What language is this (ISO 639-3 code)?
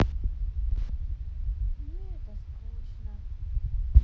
rus